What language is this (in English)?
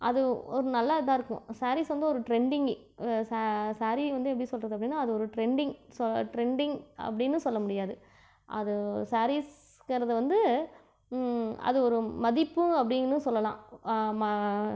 Tamil